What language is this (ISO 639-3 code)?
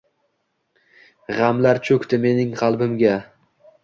uzb